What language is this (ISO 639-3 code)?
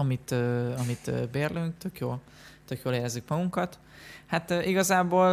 hun